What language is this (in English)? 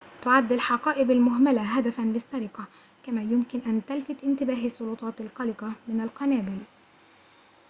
Arabic